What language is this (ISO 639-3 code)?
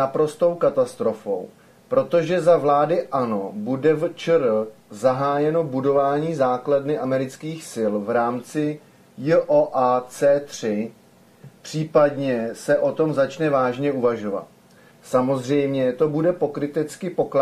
ces